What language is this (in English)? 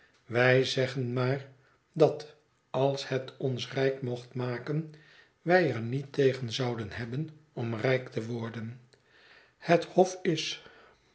Dutch